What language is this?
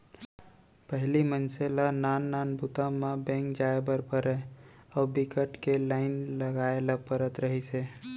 Chhattisgarhi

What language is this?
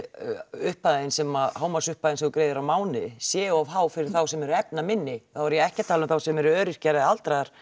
Icelandic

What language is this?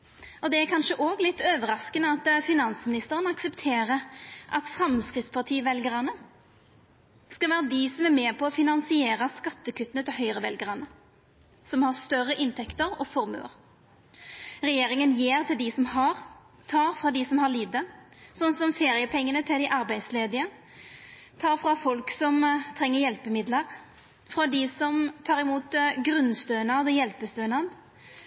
Norwegian Nynorsk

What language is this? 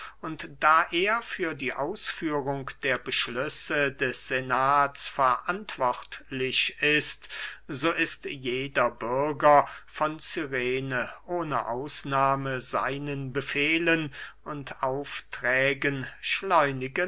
German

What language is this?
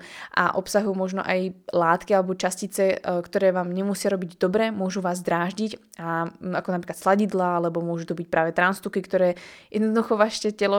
Slovak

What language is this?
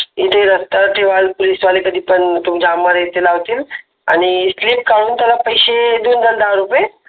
Marathi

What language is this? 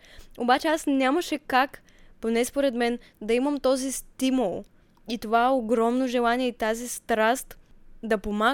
Bulgarian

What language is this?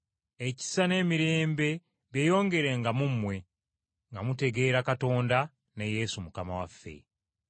Ganda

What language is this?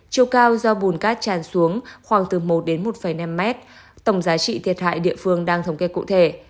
Vietnamese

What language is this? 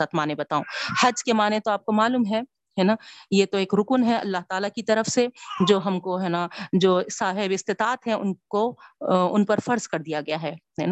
Urdu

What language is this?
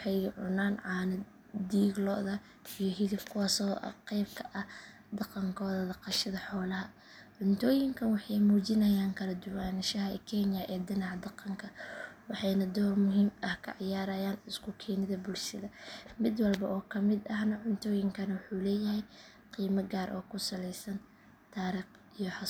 Somali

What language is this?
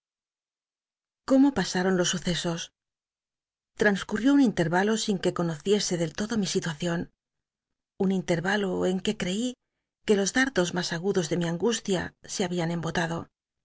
Spanish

